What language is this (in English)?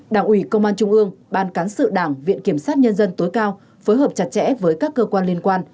Vietnamese